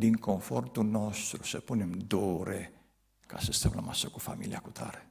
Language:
Romanian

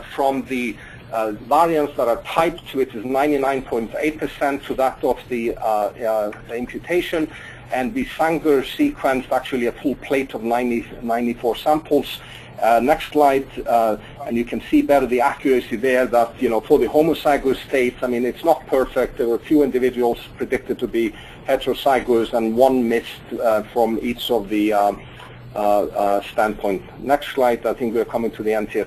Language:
English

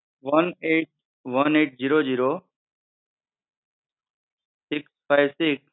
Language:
Gujarati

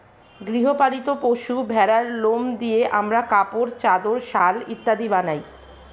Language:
Bangla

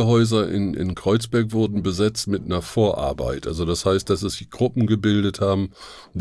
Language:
German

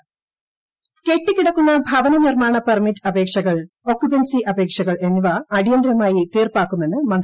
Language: Malayalam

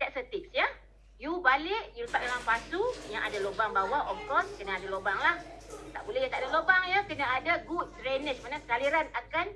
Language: Malay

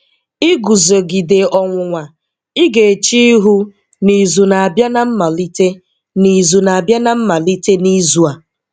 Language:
Igbo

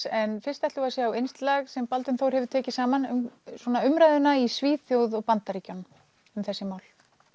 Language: Icelandic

